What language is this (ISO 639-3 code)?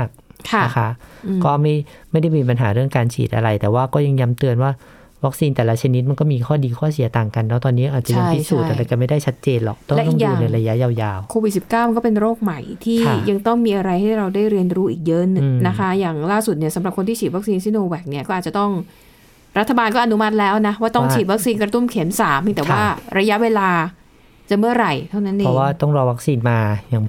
tha